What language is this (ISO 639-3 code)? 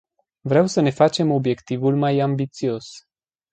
ron